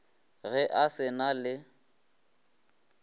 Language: Northern Sotho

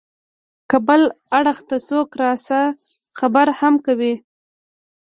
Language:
Pashto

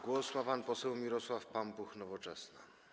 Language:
Polish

